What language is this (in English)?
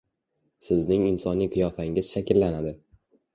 Uzbek